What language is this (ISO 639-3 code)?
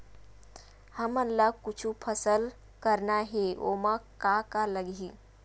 hne